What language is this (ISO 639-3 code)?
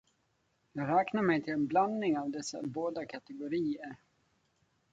swe